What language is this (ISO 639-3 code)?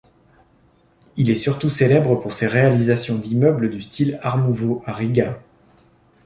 fra